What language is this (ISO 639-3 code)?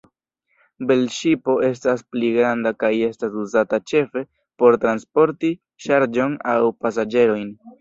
epo